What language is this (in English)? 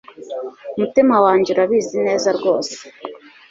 Kinyarwanda